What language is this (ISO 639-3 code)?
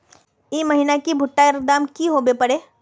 mag